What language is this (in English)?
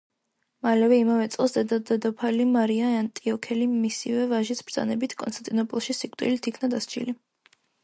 Georgian